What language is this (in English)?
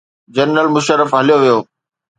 Sindhi